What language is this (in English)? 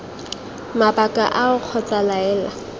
Tswana